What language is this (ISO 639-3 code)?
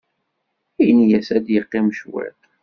kab